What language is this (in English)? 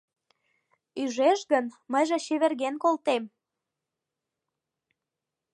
Mari